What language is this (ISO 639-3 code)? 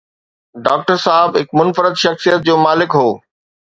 snd